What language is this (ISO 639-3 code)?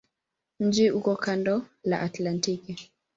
swa